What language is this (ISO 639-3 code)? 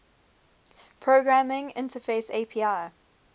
eng